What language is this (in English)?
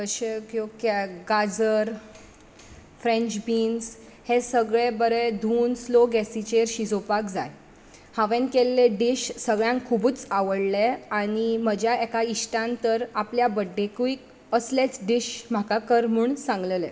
Konkani